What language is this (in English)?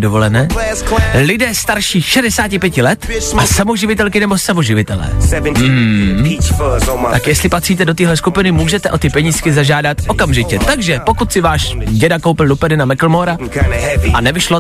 Czech